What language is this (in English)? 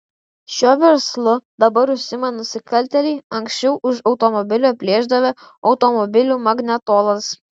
Lithuanian